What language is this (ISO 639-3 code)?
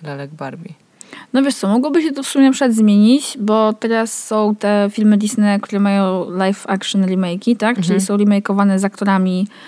pol